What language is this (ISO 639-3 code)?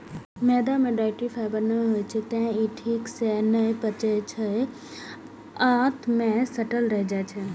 mai